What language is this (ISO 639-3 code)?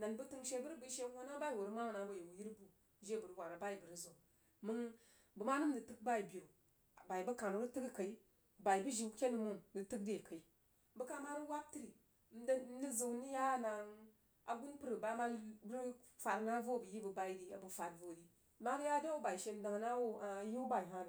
juo